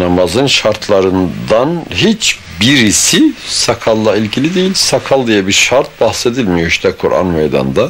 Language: Turkish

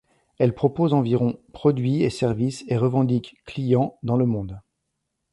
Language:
French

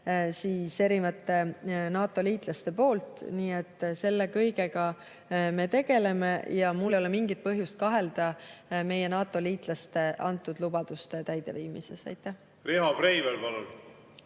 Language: Estonian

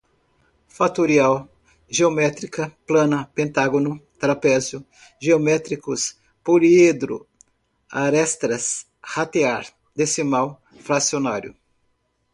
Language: Portuguese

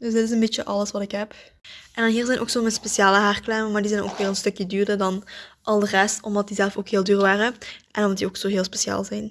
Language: Dutch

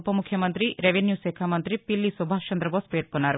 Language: Telugu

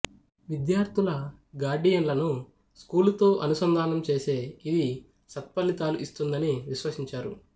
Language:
Telugu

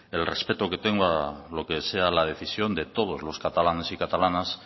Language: Spanish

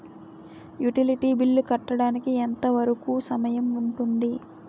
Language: Telugu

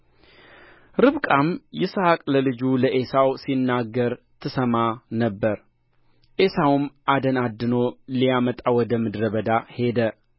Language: Amharic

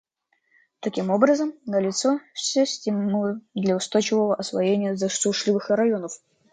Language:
Russian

